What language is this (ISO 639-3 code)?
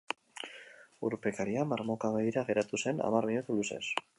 eus